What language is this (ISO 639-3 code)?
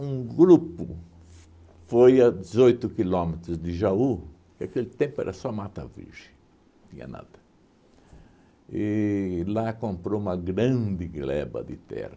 por